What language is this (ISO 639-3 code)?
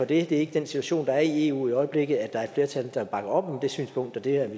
dan